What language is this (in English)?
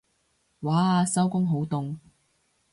Cantonese